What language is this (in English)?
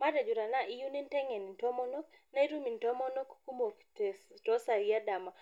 Masai